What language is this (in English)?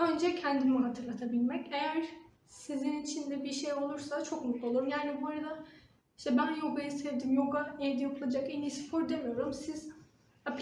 Turkish